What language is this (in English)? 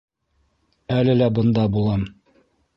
Bashkir